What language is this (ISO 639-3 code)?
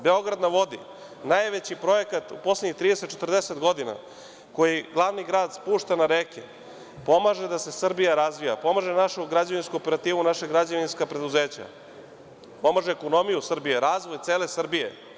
srp